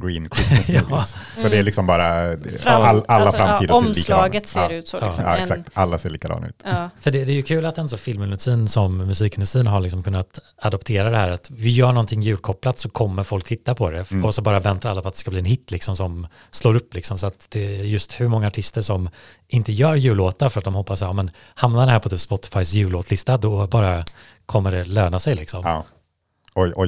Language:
Swedish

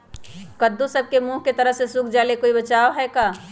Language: Magahi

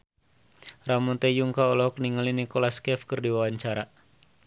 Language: Sundanese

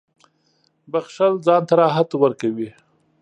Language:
Pashto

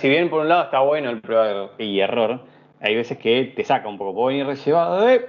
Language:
Spanish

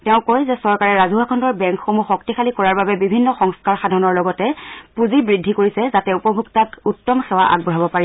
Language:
Assamese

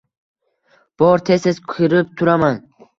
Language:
Uzbek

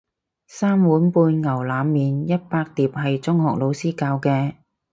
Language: Cantonese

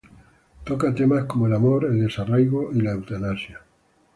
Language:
Spanish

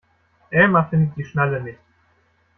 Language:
German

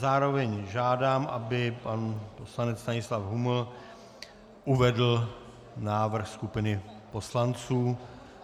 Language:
Czech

